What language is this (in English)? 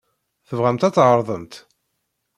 Kabyle